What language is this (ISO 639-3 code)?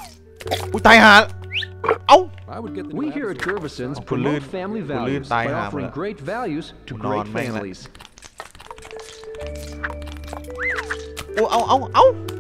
tha